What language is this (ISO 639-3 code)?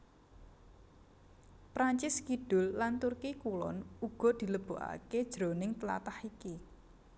jav